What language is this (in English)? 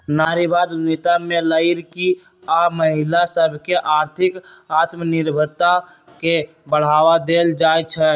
Magahi